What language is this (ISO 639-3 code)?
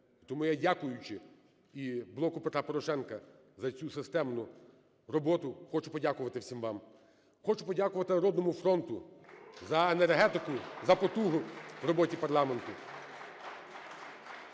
ukr